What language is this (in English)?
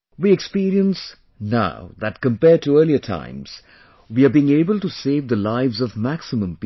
English